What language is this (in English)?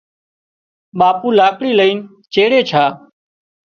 Wadiyara Koli